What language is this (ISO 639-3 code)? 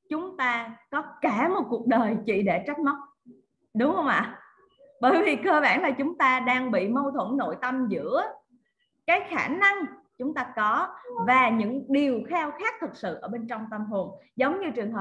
vie